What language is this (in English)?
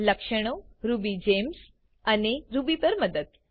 Gujarati